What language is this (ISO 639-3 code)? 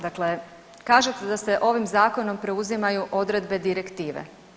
hrv